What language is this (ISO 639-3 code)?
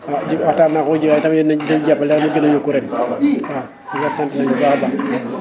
wol